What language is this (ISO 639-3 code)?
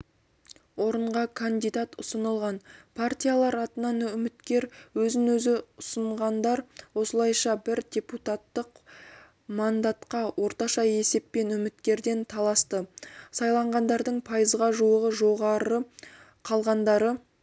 kaz